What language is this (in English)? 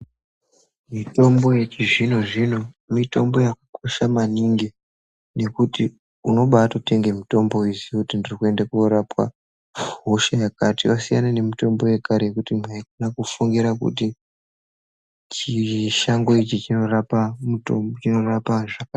Ndau